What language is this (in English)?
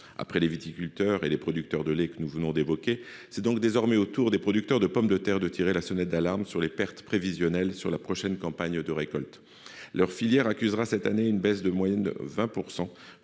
French